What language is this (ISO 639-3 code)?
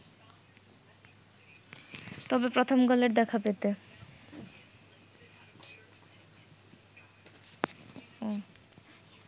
ben